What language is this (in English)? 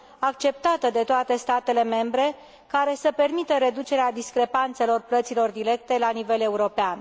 Romanian